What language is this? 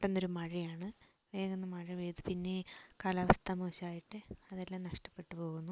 Malayalam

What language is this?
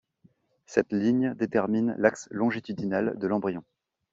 French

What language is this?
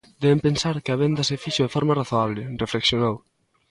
Galician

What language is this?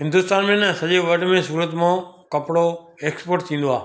Sindhi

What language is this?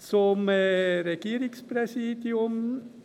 Swiss German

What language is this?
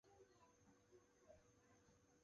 Chinese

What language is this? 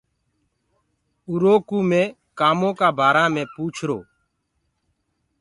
Gurgula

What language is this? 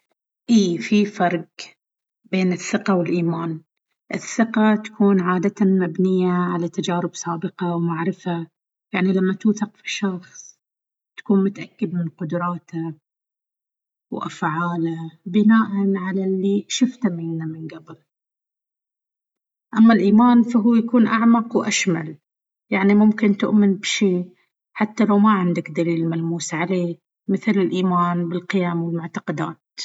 Baharna Arabic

